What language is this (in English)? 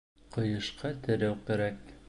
Bashkir